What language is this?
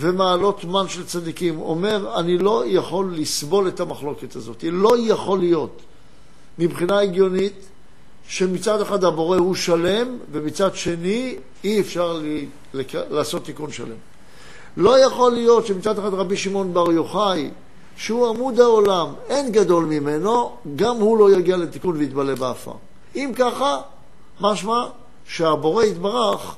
Hebrew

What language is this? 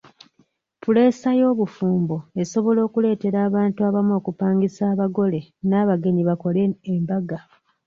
Ganda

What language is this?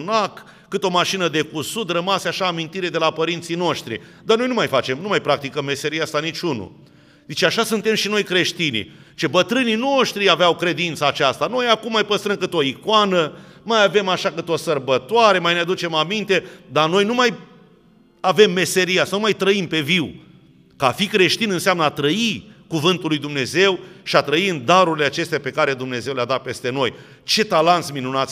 Romanian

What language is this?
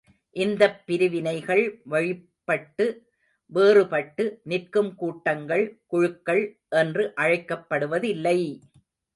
Tamil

